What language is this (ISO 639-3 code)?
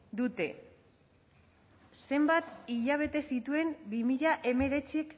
eus